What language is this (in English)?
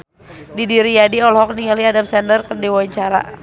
Sundanese